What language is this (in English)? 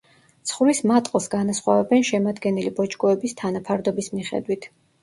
Georgian